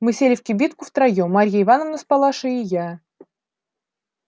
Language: Russian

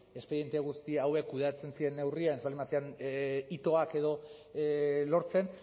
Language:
Basque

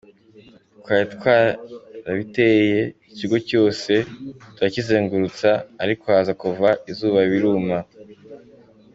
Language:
Kinyarwanda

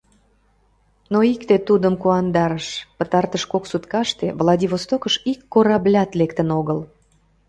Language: Mari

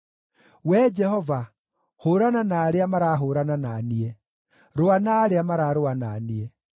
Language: Kikuyu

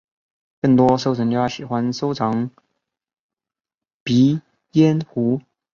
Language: Chinese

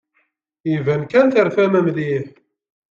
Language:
Kabyle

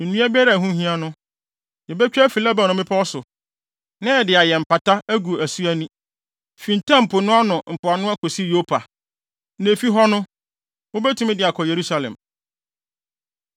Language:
Akan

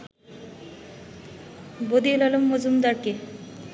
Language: Bangla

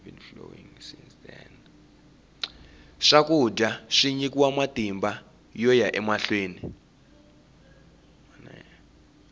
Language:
Tsonga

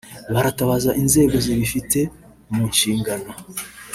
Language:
Kinyarwanda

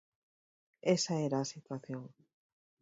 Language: Galician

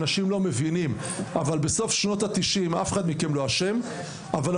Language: Hebrew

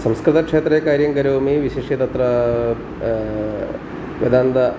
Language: Sanskrit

